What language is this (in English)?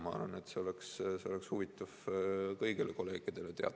Estonian